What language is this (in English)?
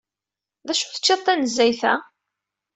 Kabyle